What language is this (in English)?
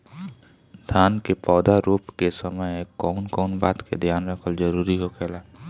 Bhojpuri